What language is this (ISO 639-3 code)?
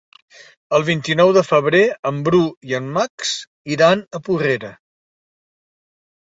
cat